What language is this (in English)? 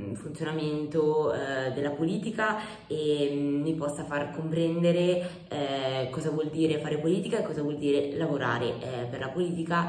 Italian